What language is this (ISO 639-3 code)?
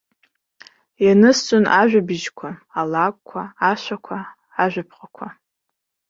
abk